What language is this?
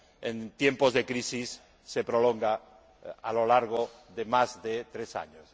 Spanish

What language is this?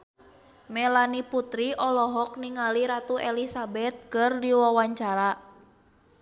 Sundanese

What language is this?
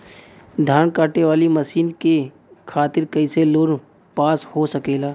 Bhojpuri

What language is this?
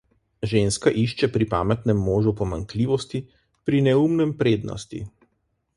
Slovenian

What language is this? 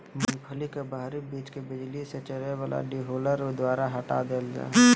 Magahi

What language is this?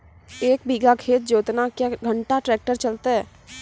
Maithili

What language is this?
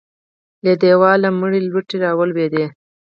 Pashto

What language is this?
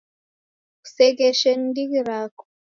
Taita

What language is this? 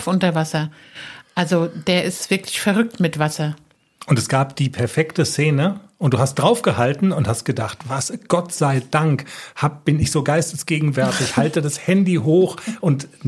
German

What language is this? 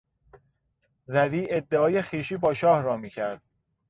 Persian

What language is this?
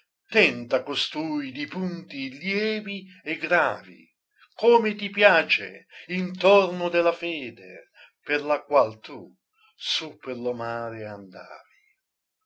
Italian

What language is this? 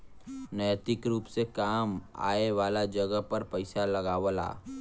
Bhojpuri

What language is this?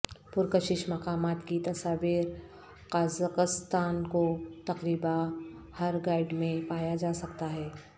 Urdu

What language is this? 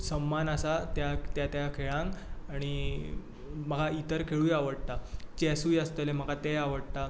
Konkani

